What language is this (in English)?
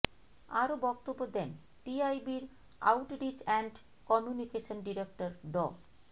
Bangla